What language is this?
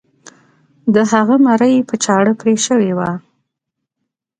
Pashto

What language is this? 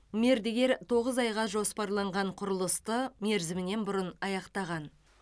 Kazakh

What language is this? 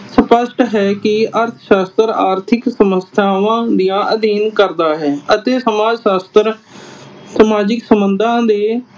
Punjabi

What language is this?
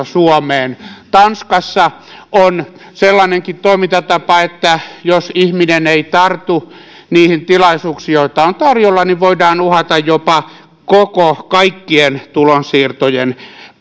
Finnish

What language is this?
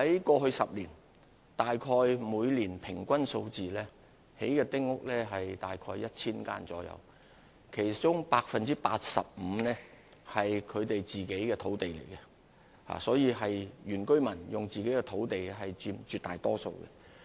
Cantonese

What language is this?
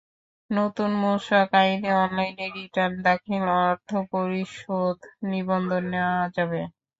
Bangla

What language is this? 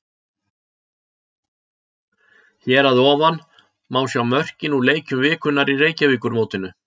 Icelandic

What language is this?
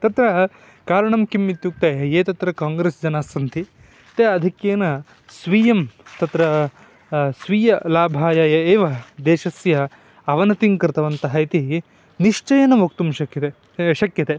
Sanskrit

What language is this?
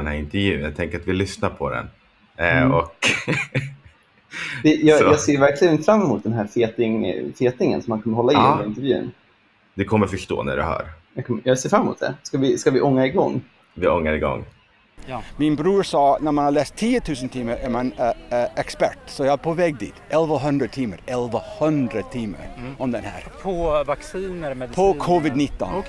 Swedish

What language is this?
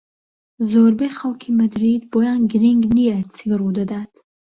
Central Kurdish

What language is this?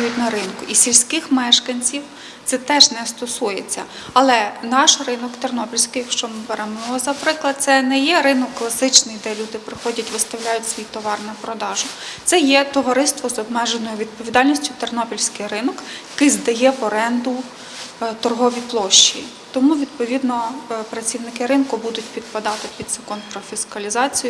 Ukrainian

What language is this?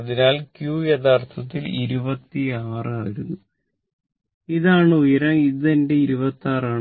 Malayalam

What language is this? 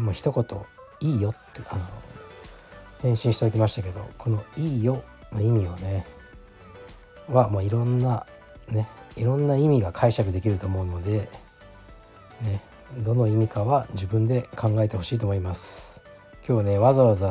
Japanese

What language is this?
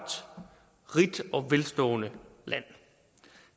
Danish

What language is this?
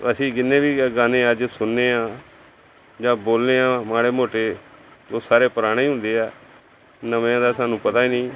Punjabi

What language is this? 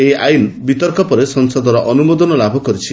Odia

